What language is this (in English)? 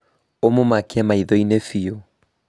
Kikuyu